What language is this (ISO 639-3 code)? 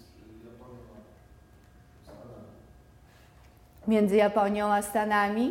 pol